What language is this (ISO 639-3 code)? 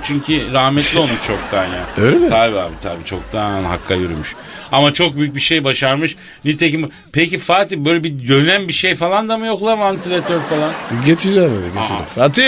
tur